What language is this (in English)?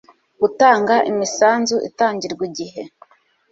Kinyarwanda